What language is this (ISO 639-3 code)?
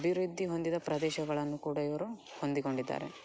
kan